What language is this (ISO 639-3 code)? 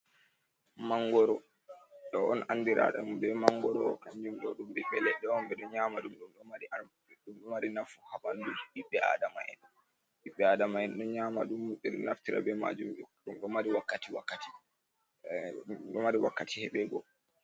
ful